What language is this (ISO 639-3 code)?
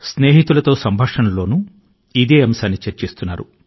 tel